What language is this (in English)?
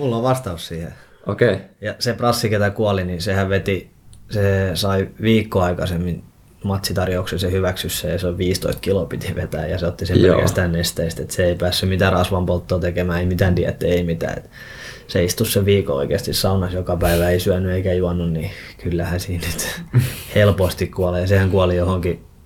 Finnish